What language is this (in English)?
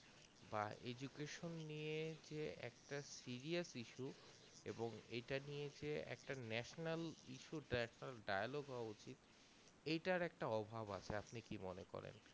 Bangla